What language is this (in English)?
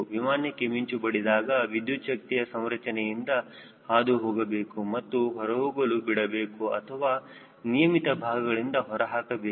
Kannada